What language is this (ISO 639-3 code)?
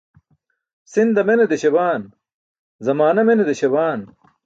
bsk